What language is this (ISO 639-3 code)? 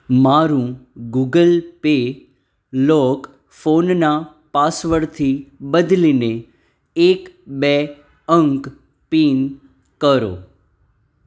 guj